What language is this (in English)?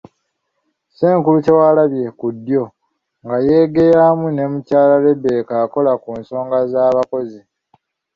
Ganda